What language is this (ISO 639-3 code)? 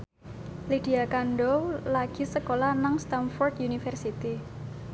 jav